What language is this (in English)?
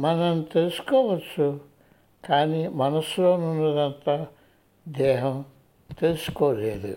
Telugu